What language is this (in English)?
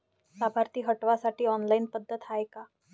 Marathi